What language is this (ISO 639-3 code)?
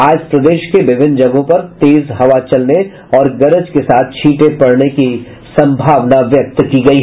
hin